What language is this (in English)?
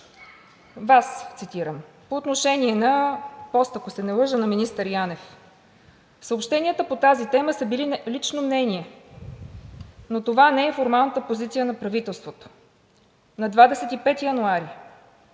Bulgarian